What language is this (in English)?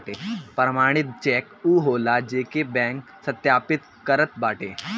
Bhojpuri